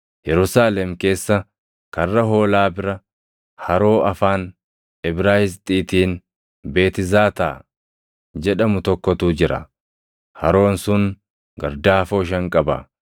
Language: Oromo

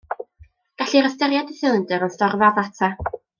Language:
Welsh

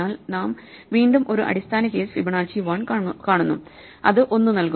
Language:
Malayalam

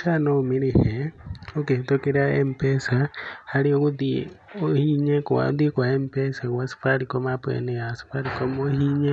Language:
Kikuyu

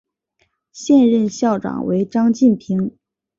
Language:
Chinese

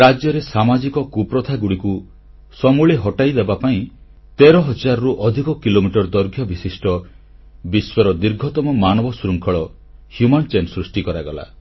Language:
Odia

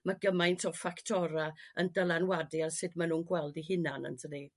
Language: Welsh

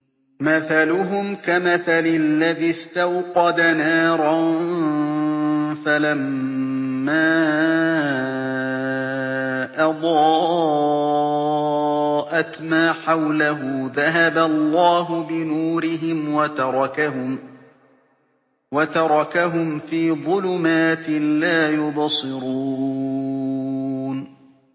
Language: Arabic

